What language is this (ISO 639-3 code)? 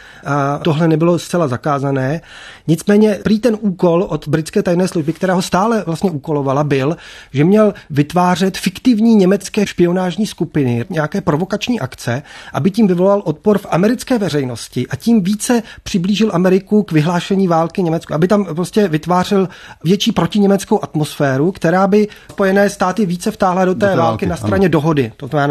ces